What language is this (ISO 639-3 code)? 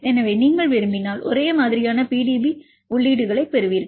tam